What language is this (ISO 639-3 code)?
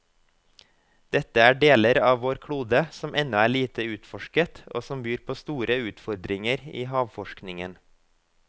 nor